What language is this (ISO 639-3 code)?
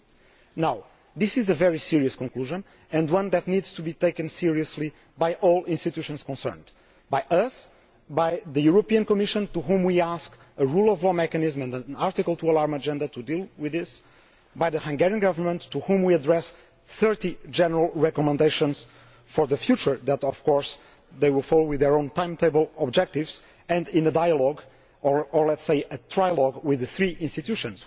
eng